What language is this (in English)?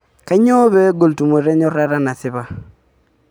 Masai